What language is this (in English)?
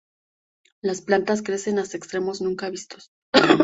Spanish